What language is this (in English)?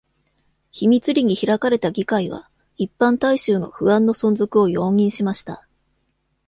Japanese